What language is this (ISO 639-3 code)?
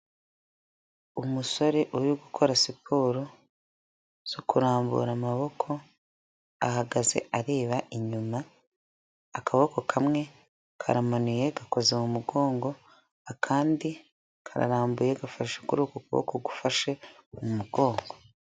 kin